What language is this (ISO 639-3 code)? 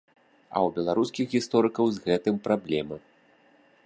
bel